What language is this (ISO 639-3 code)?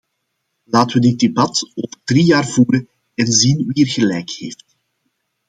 nld